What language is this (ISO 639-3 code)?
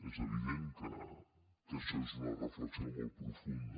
cat